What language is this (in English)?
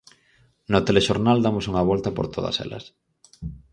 Galician